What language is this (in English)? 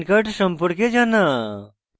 Bangla